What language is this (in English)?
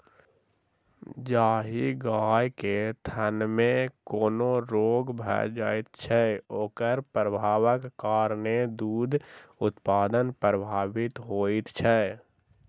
Maithili